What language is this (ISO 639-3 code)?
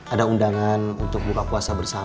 ind